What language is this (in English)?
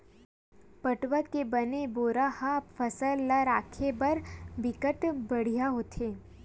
Chhattisgarhi